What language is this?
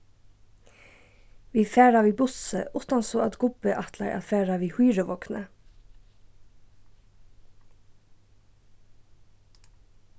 Faroese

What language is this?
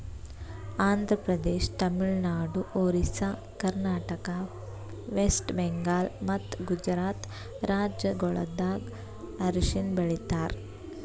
Kannada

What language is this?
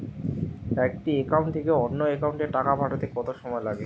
Bangla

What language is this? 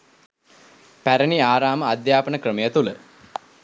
Sinhala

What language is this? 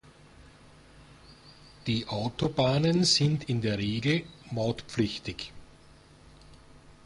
German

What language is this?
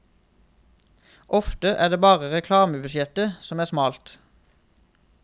Norwegian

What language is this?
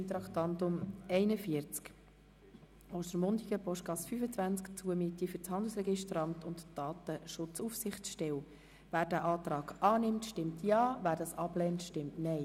Swiss German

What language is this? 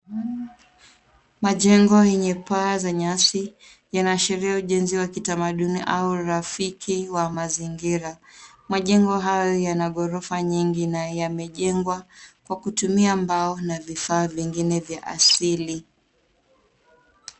Swahili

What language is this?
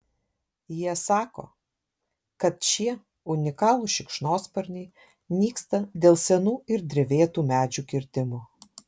Lithuanian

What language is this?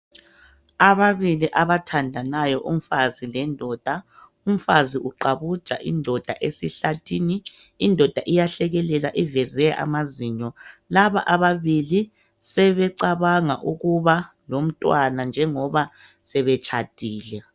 North Ndebele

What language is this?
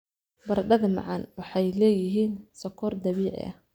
Somali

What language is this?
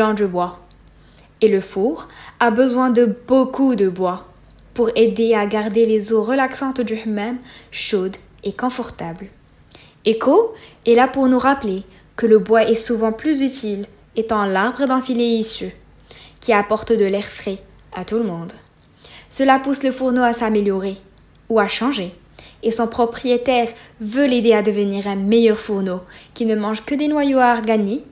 French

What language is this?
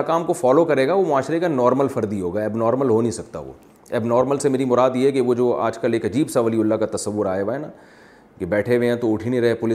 Urdu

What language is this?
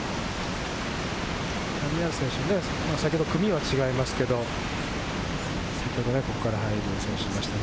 Japanese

